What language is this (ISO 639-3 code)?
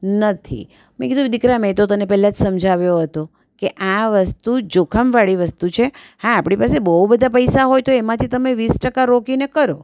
guj